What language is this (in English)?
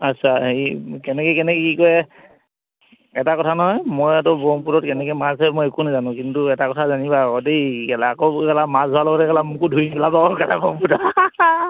Assamese